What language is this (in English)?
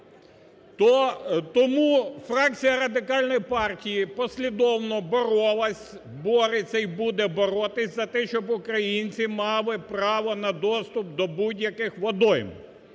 Ukrainian